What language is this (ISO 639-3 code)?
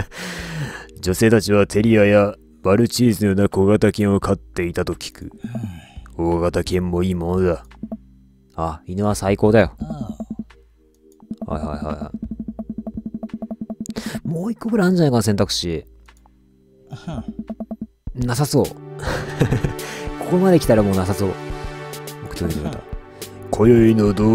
jpn